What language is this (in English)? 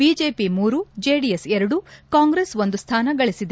Kannada